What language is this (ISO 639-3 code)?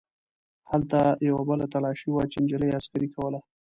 pus